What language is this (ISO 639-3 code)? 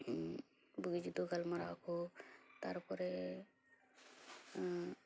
sat